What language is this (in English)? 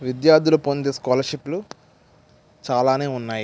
Telugu